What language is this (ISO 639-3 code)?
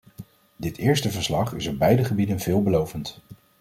nld